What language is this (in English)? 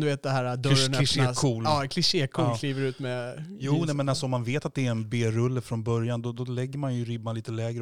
Swedish